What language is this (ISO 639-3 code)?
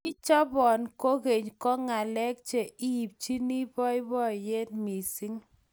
kln